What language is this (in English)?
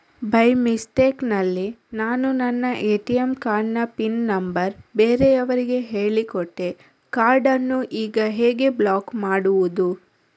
Kannada